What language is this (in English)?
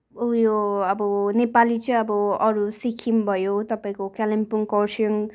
Nepali